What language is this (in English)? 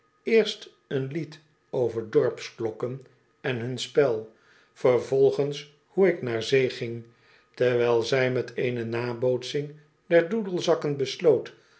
Dutch